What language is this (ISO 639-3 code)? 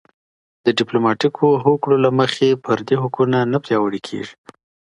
pus